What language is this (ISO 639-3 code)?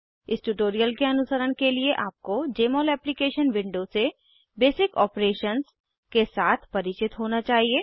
hin